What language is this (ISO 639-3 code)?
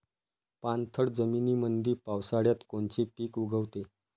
mar